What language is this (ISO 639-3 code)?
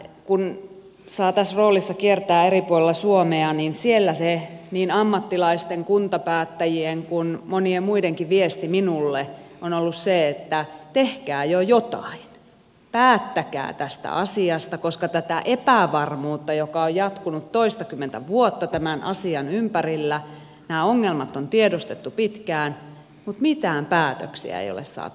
fin